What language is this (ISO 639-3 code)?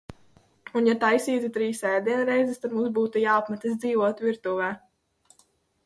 lav